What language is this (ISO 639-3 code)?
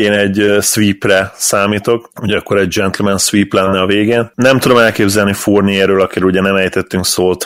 hun